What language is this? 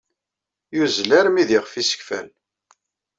Kabyle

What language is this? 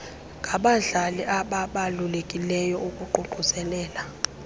Xhosa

